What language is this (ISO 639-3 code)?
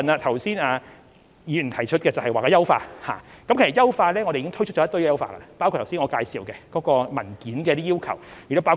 yue